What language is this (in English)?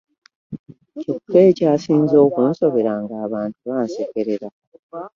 Ganda